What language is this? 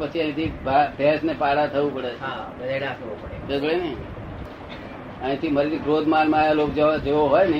Gujarati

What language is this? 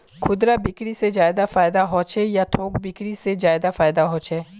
Magahi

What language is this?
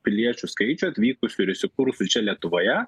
Lithuanian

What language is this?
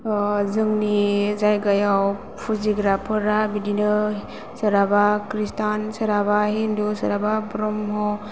Bodo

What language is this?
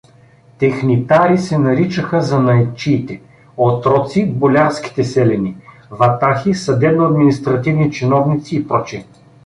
Bulgarian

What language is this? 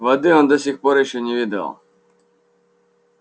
Russian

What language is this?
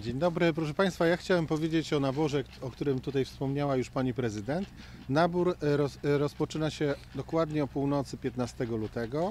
Polish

